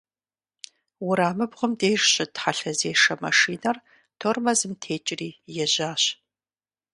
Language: Kabardian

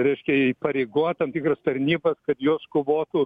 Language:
Lithuanian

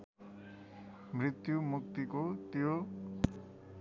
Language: Nepali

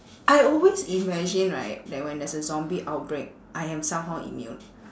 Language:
English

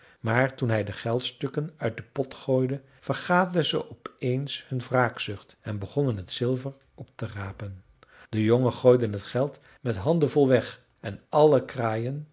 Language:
Dutch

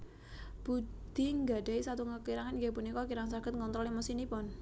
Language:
Javanese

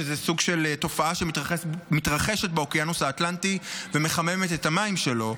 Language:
Hebrew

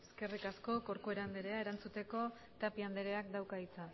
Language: Basque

